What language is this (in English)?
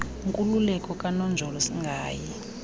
Xhosa